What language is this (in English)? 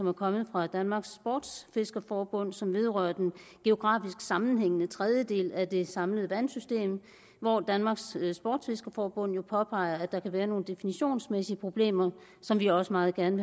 Danish